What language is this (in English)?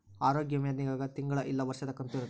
Kannada